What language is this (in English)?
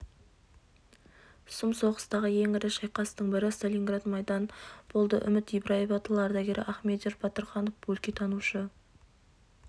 Kazakh